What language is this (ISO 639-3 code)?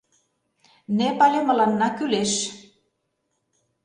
chm